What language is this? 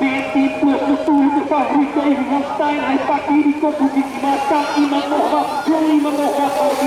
Dutch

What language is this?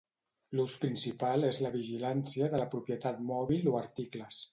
Catalan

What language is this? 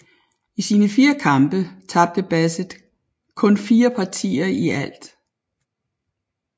Danish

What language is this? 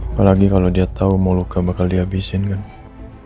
Indonesian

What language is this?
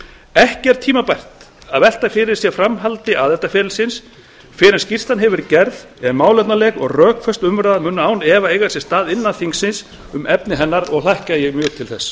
Icelandic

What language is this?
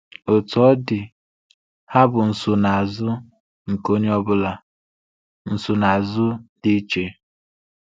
Igbo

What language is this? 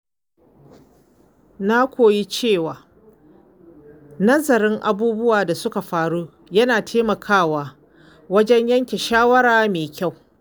Hausa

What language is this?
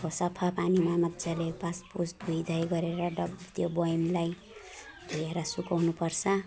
Nepali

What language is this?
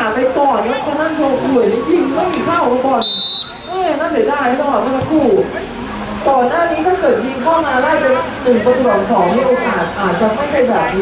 Thai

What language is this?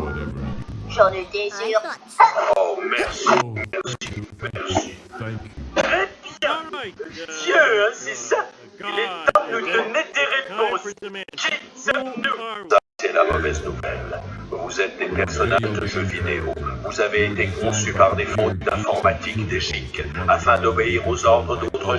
French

